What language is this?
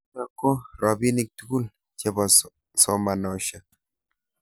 Kalenjin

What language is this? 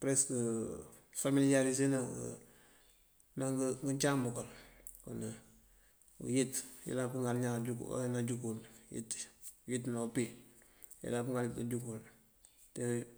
Mandjak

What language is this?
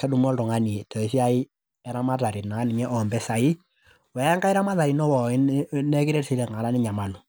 Masai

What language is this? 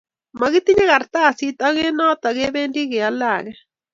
Kalenjin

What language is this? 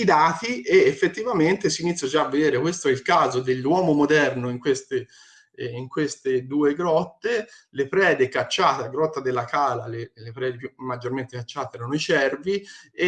Italian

